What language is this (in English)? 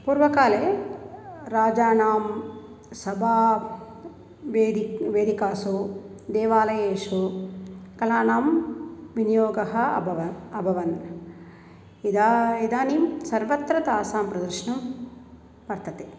Sanskrit